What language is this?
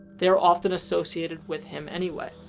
English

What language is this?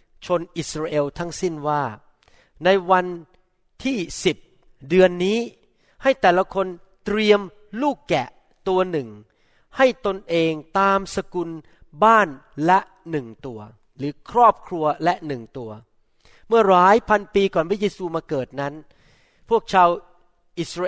Thai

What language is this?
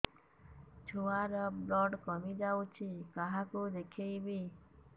Odia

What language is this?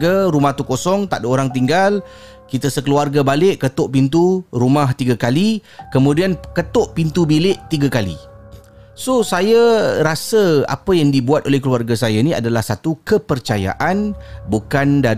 Malay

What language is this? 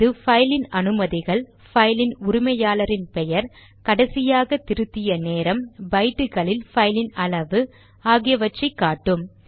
Tamil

